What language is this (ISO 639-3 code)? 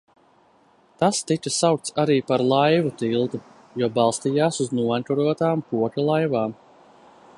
lav